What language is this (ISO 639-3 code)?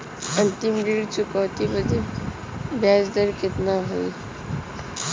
bho